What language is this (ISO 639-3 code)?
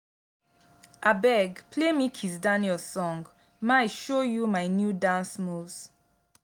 pcm